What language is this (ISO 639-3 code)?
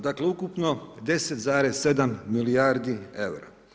hrv